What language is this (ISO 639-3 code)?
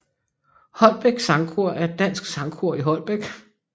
dan